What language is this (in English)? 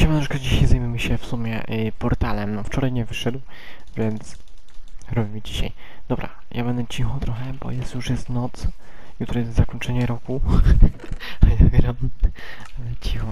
Polish